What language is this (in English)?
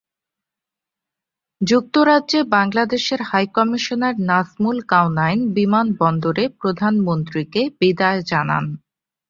Bangla